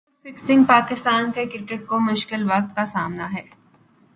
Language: Urdu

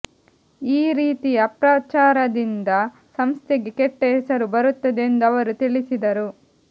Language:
Kannada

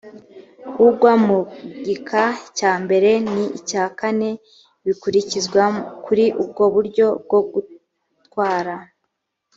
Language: Kinyarwanda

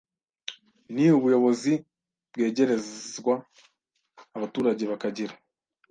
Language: Kinyarwanda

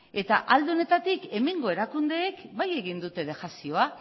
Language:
Basque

